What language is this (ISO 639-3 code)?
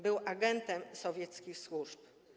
pol